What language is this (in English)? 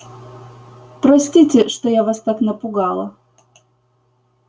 Russian